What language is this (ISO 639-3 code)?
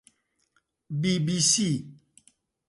ckb